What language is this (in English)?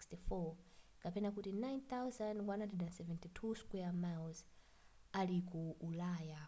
Nyanja